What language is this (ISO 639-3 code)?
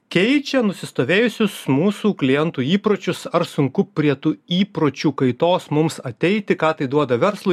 lit